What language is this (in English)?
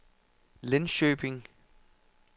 Danish